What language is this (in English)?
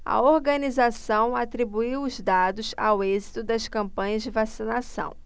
Portuguese